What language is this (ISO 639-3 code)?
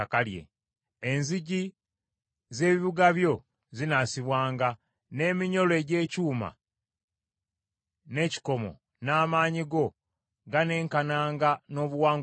lug